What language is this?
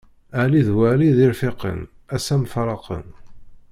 Kabyle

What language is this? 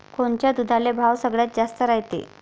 Marathi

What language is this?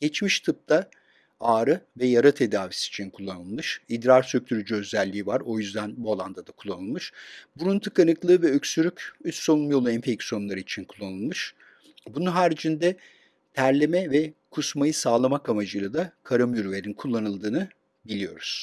Turkish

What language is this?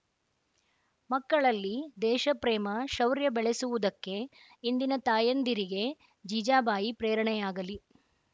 Kannada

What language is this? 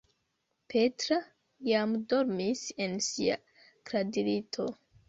Esperanto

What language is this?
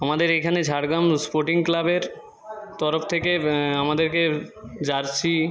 Bangla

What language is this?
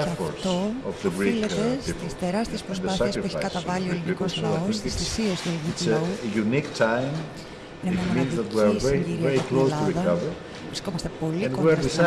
Greek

